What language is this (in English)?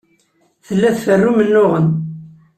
Kabyle